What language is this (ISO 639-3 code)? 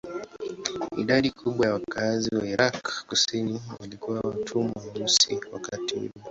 swa